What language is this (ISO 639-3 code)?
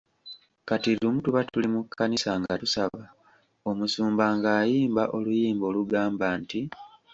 lug